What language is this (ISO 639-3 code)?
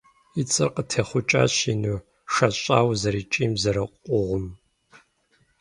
kbd